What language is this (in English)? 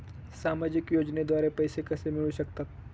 Marathi